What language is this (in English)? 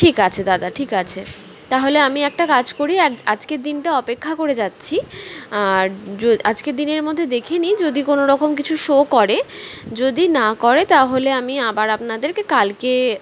Bangla